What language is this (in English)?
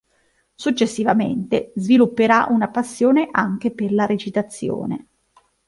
Italian